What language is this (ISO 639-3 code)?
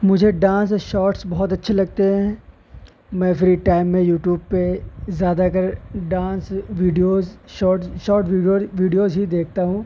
urd